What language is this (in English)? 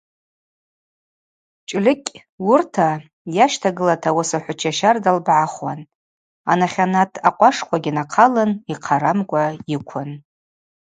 Abaza